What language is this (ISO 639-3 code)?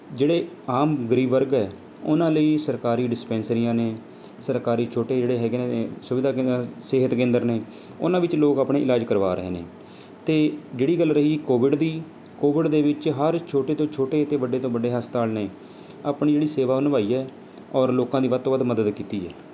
pan